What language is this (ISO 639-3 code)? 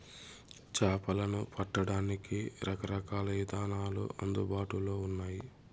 tel